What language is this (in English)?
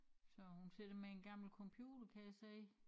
Danish